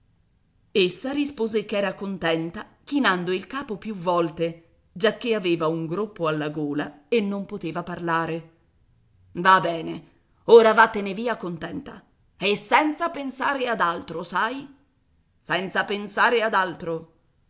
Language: Italian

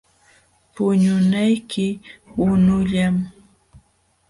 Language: Jauja Wanca Quechua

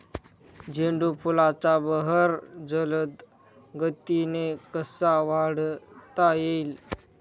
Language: Marathi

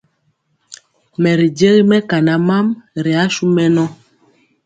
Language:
Mpiemo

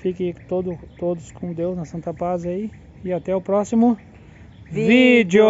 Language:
Portuguese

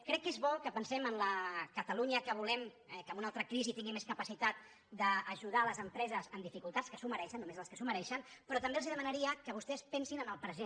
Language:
Catalan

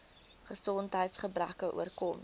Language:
Afrikaans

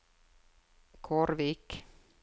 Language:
Norwegian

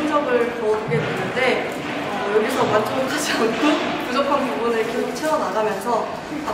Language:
Korean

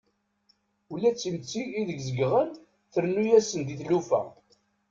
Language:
Kabyle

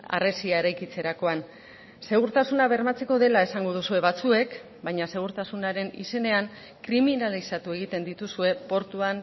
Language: Basque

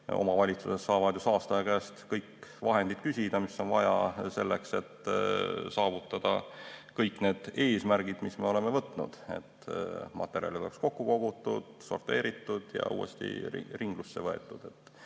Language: Estonian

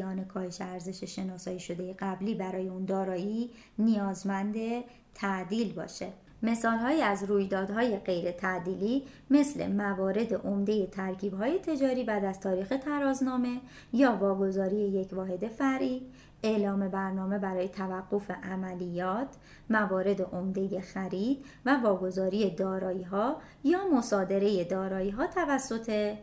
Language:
Persian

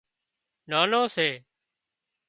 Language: Wadiyara Koli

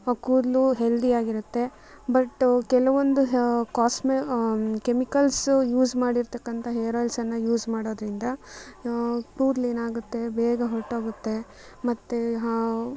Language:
Kannada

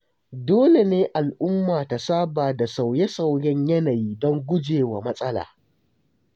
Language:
Hausa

